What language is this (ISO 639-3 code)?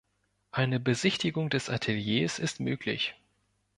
deu